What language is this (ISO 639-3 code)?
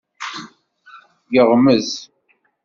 kab